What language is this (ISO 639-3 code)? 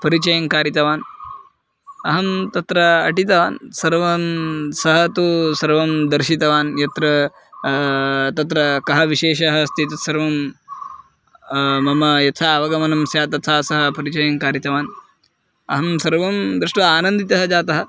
san